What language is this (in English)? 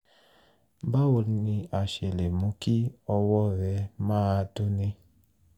Yoruba